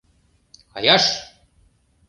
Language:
Mari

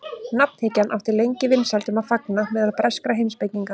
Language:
Icelandic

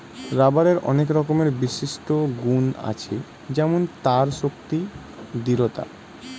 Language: Bangla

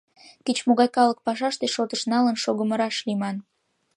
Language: Mari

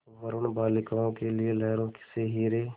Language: Hindi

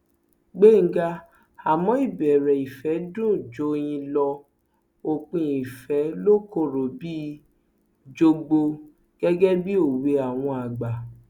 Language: Yoruba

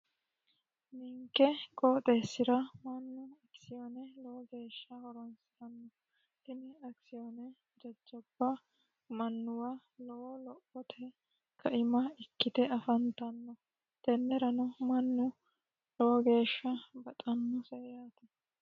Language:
Sidamo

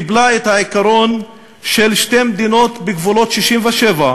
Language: Hebrew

